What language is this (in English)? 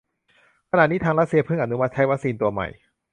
Thai